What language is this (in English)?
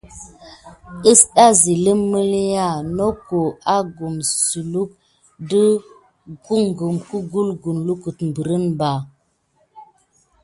Gidar